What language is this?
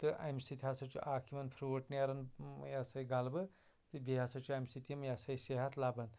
Kashmiri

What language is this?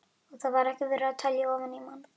Icelandic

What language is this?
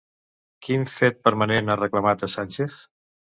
Catalan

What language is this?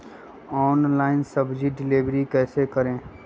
Magahi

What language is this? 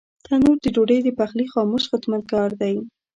Pashto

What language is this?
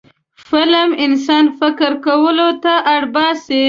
Pashto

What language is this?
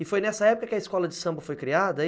Portuguese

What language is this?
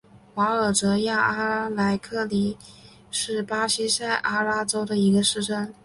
Chinese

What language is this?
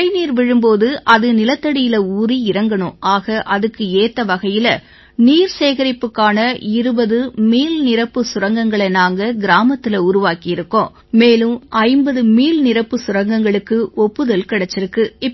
Tamil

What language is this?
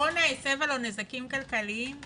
Hebrew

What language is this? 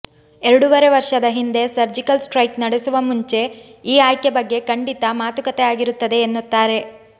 Kannada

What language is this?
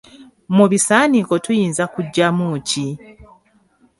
Ganda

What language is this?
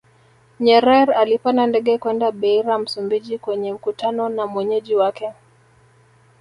Swahili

